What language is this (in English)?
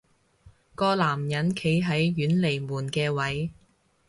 Cantonese